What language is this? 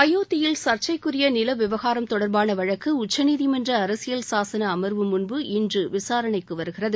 Tamil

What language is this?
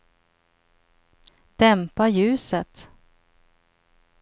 Swedish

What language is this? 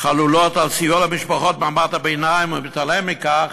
Hebrew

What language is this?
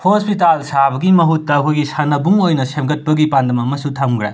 Manipuri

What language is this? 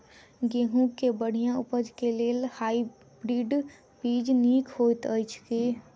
Maithili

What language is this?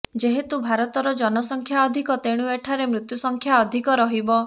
Odia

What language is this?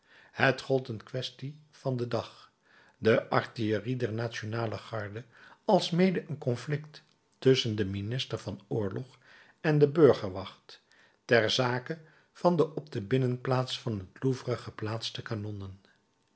Dutch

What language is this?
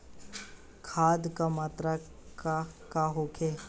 Bhojpuri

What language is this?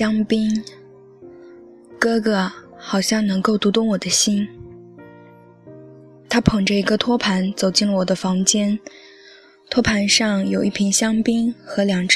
Chinese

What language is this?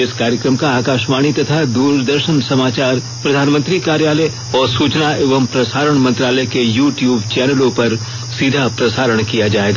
Hindi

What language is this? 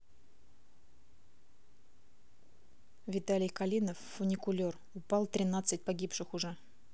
Russian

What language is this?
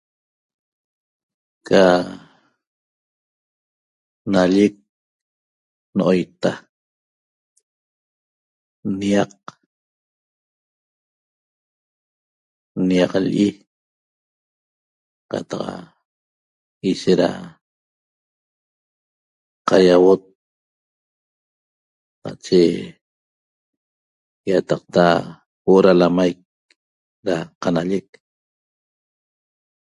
Toba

